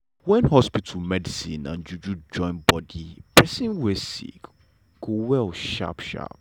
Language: Nigerian Pidgin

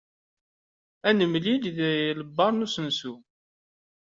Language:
Kabyle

